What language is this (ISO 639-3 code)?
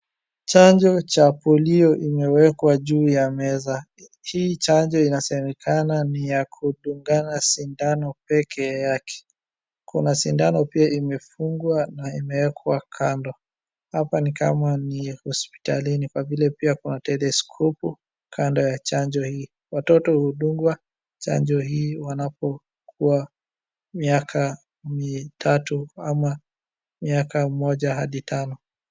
swa